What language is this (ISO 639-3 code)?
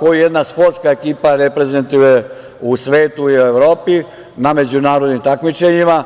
srp